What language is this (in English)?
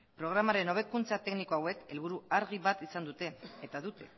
Basque